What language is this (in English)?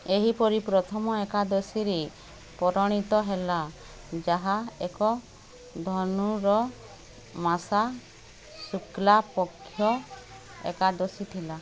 Odia